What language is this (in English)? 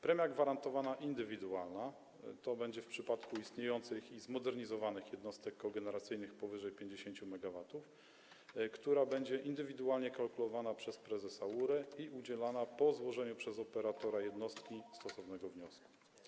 Polish